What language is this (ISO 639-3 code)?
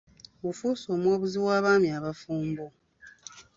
lug